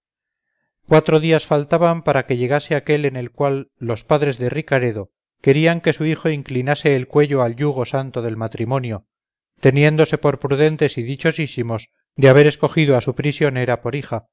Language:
Spanish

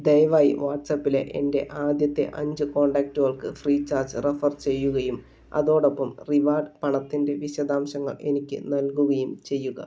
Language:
Malayalam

